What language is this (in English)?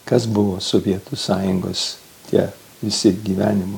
Lithuanian